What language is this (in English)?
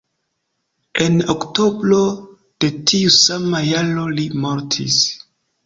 Esperanto